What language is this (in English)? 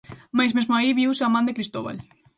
Galician